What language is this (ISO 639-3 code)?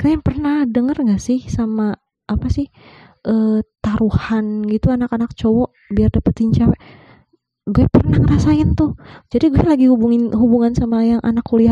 ind